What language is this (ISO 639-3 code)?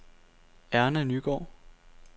dan